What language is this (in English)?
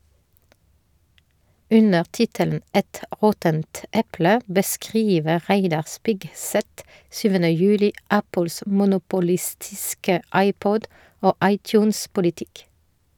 Norwegian